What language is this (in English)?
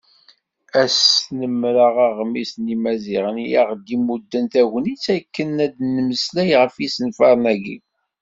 Kabyle